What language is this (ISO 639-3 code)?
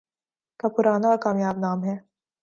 urd